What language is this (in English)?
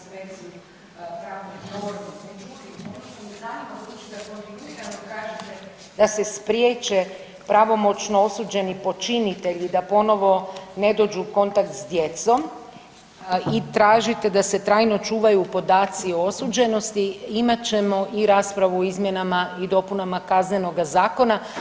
Croatian